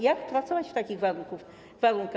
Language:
Polish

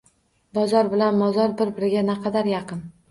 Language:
Uzbek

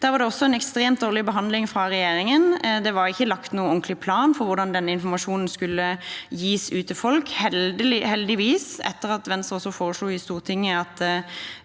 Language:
Norwegian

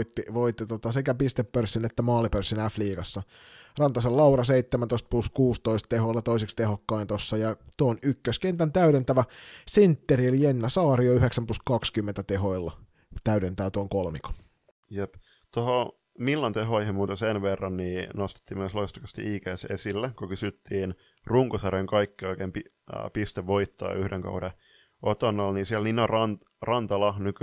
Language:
Finnish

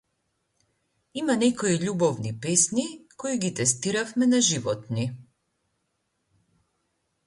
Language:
Macedonian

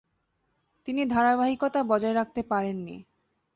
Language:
Bangla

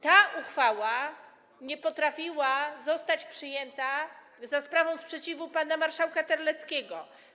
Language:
Polish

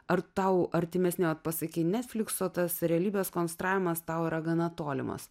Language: Lithuanian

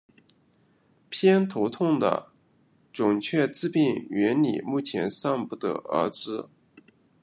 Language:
Chinese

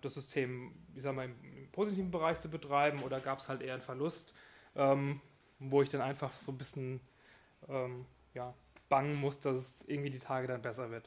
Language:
German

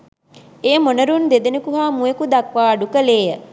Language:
Sinhala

